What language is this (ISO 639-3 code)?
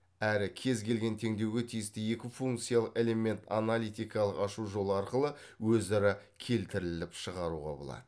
kaz